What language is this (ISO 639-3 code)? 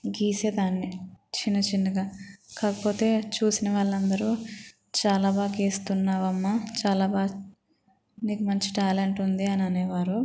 tel